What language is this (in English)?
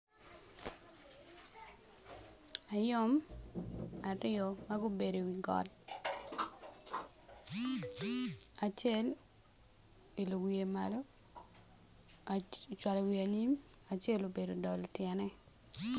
Acoli